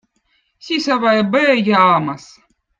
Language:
Votic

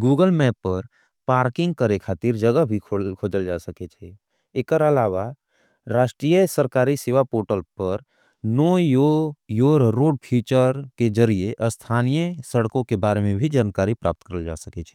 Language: Angika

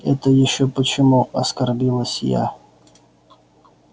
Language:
Russian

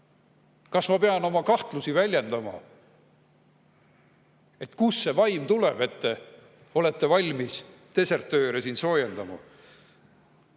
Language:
Estonian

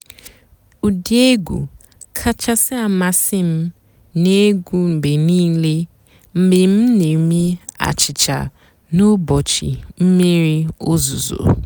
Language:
Igbo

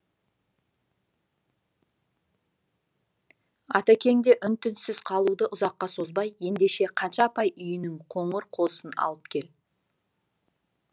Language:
Kazakh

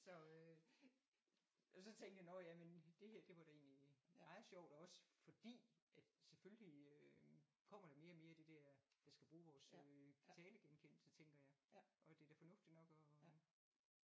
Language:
Danish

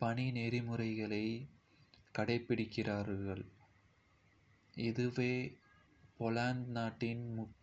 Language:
Kota (India)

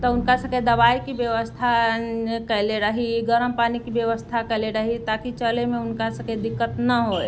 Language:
Maithili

